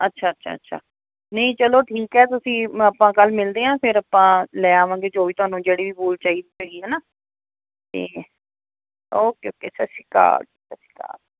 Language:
Punjabi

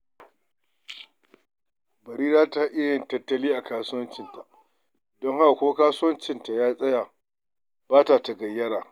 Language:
Hausa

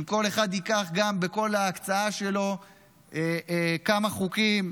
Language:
Hebrew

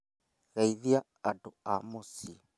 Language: Kikuyu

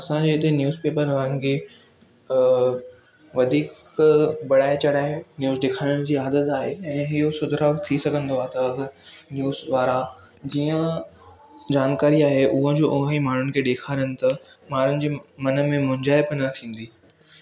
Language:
Sindhi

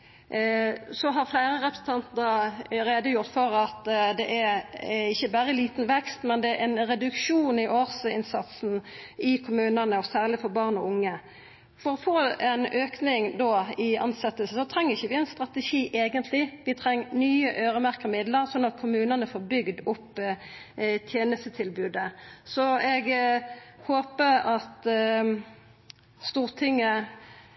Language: Norwegian Nynorsk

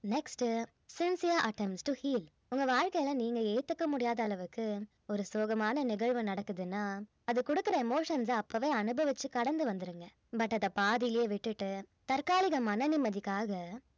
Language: Tamil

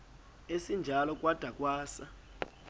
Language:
Xhosa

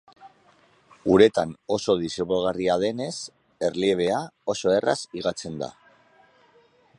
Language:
Basque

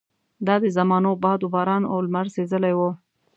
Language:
Pashto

